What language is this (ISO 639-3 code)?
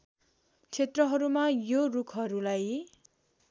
nep